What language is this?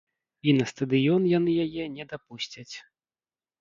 Belarusian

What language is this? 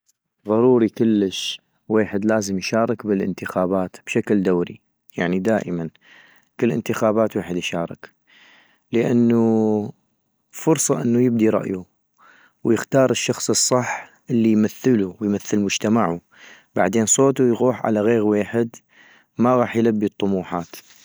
North Mesopotamian Arabic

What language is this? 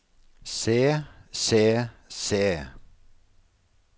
Norwegian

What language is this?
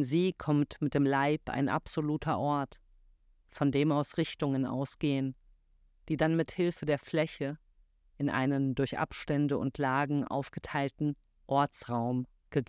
German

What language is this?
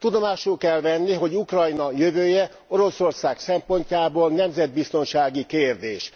Hungarian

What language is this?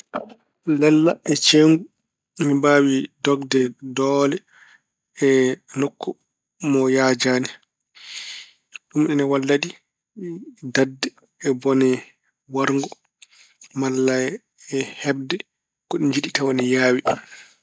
Fula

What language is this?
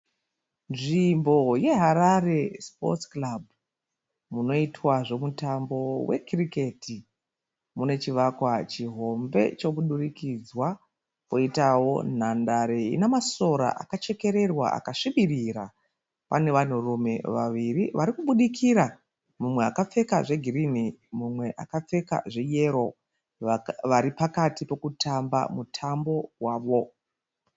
Shona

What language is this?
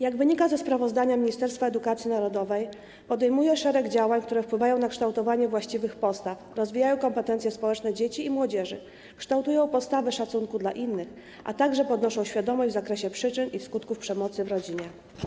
Polish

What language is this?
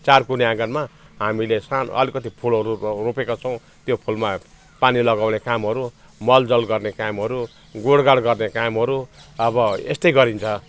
Nepali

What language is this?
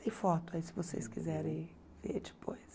Portuguese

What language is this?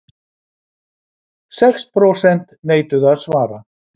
Icelandic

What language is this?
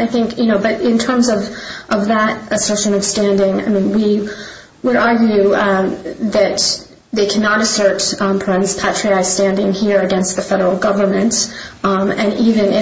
English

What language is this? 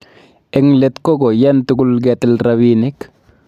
Kalenjin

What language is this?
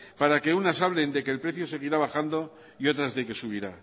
Spanish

